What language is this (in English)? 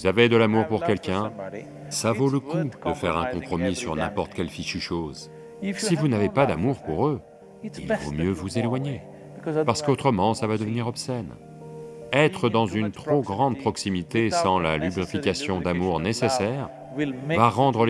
French